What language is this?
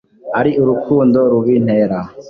Kinyarwanda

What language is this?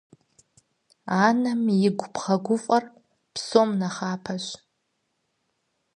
Kabardian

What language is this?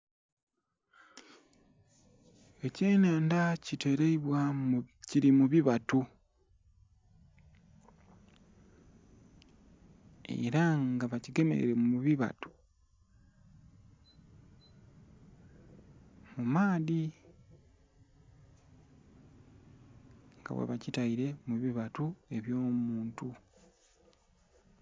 Soga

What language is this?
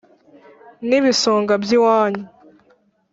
Kinyarwanda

